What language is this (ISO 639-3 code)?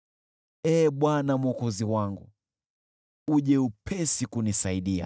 swa